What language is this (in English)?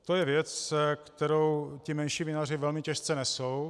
Czech